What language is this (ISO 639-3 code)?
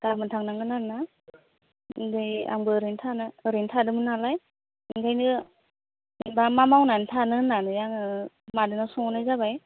brx